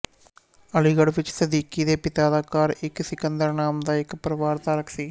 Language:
Punjabi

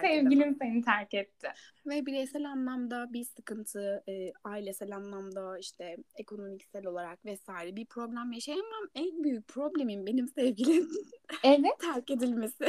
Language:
Turkish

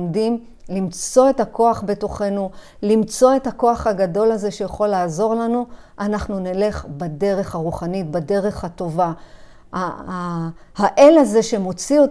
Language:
Hebrew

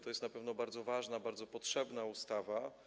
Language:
Polish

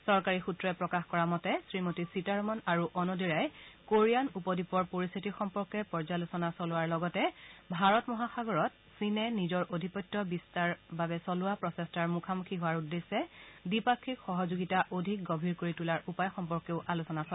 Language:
Assamese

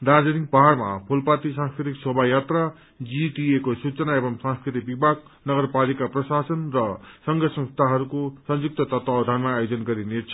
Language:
Nepali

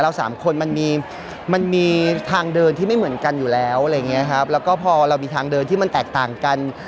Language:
Thai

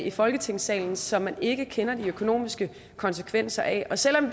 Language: Danish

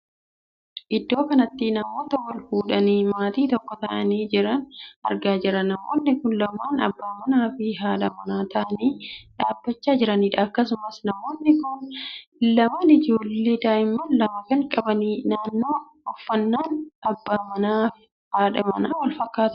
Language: Oromo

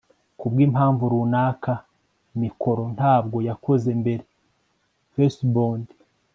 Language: Kinyarwanda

